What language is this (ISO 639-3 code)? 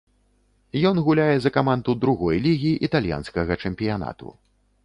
bel